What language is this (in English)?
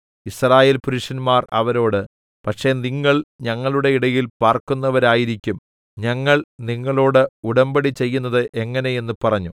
Malayalam